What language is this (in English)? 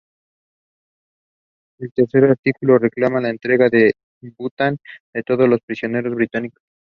Spanish